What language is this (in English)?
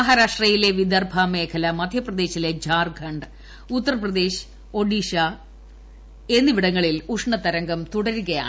Malayalam